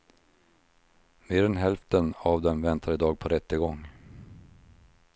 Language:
Swedish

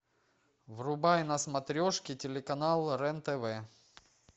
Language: Russian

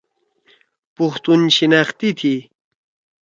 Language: Torwali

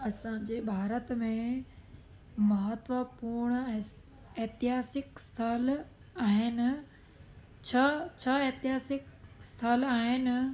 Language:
Sindhi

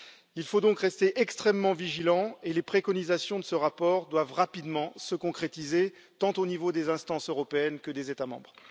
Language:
French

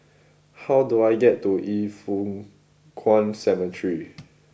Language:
English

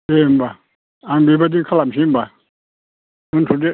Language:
Bodo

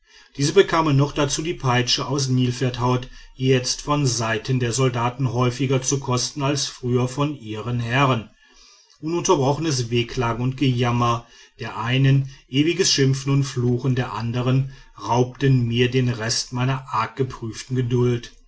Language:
German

